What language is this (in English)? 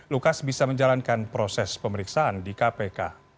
Indonesian